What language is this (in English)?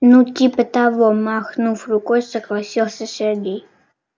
Russian